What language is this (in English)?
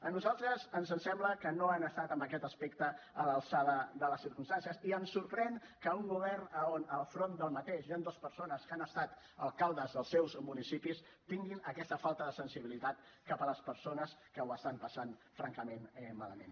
Catalan